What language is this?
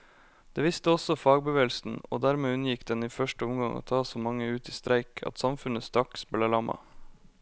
Norwegian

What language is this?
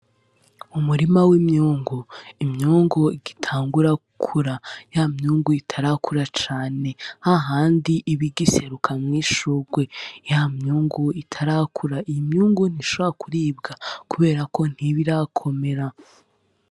Rundi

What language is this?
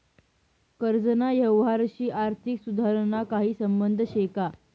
Marathi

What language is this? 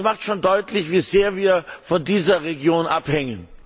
German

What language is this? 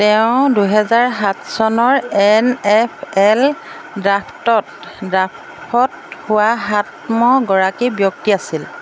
Assamese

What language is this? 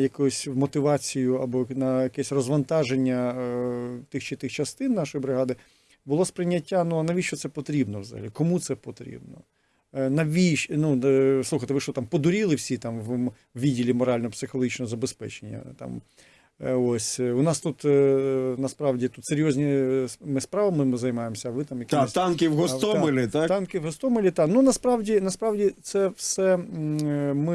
Ukrainian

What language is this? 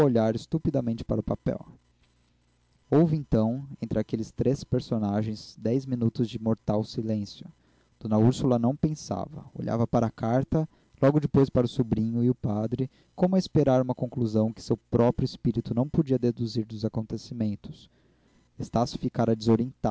Portuguese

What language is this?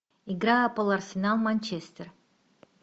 Russian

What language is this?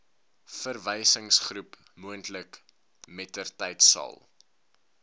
Afrikaans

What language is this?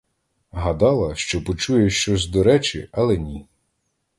Ukrainian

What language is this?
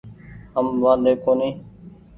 Goaria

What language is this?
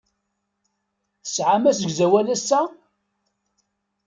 Kabyle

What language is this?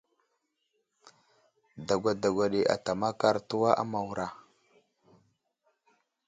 Wuzlam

